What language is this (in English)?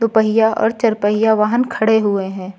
Hindi